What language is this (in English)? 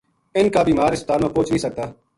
Gujari